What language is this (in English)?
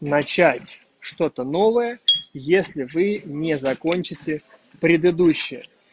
Russian